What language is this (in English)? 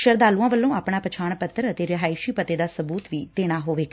Punjabi